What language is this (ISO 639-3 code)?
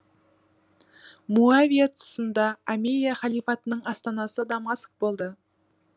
kaz